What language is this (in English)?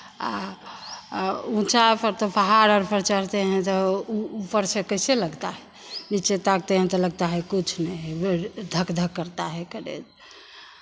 Hindi